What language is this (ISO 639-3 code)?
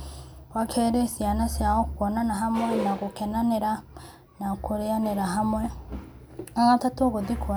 kik